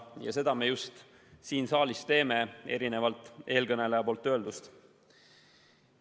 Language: Estonian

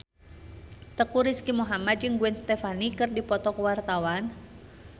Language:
Sundanese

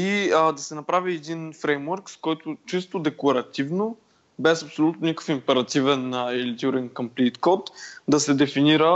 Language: Bulgarian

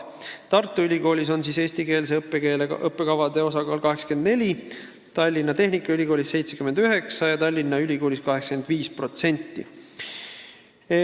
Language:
Estonian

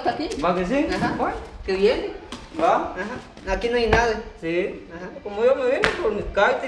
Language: Spanish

